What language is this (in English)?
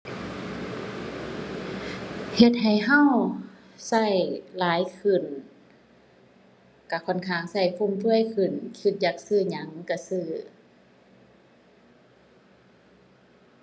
Thai